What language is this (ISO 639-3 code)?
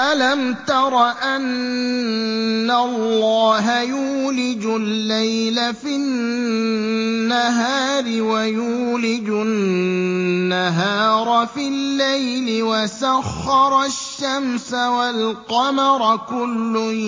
ara